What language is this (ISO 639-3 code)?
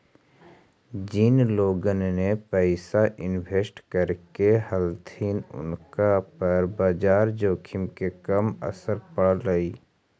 mag